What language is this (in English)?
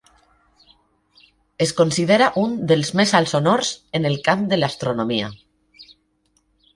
Catalan